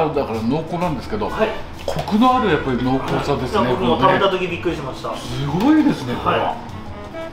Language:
Japanese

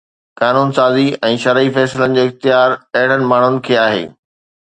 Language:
Sindhi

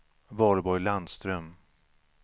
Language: Swedish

